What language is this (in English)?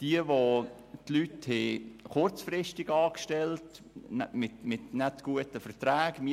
Swiss German